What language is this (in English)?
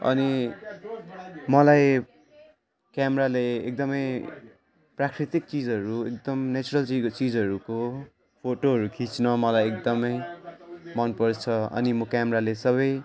Nepali